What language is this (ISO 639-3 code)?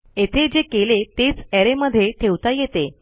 mar